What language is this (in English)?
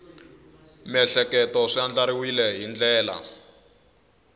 Tsonga